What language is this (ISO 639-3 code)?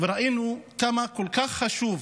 heb